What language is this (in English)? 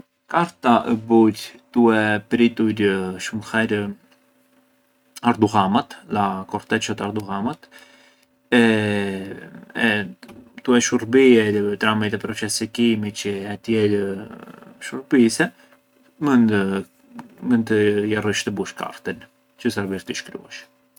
Arbëreshë Albanian